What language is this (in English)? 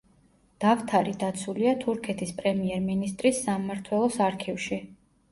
Georgian